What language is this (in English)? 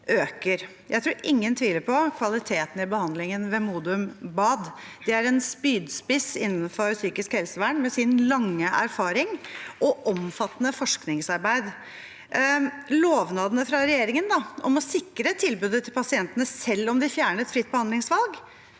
Norwegian